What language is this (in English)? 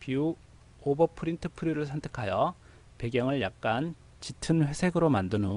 Korean